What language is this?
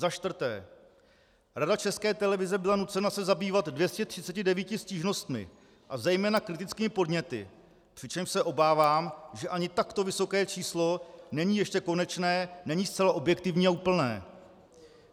Czech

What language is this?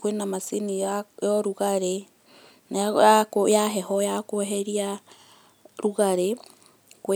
Kikuyu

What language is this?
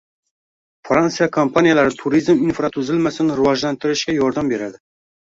Uzbek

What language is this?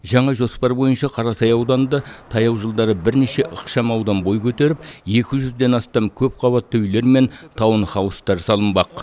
Kazakh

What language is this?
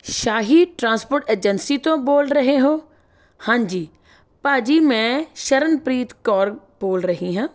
Punjabi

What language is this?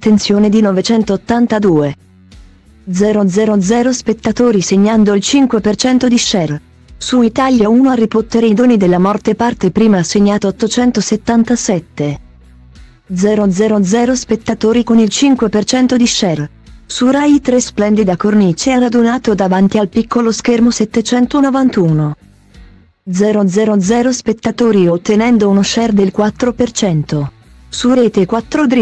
Italian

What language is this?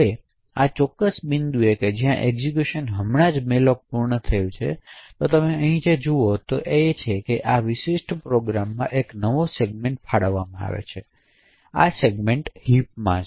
Gujarati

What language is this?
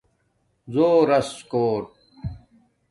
Domaaki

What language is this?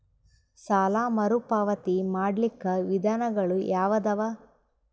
Kannada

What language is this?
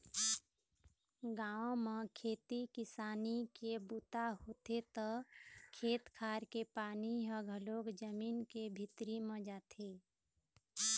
Chhattisgarhi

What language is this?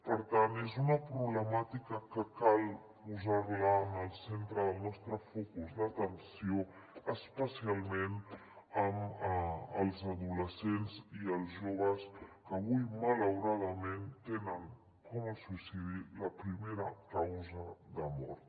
Catalan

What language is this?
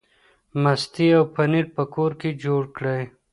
Pashto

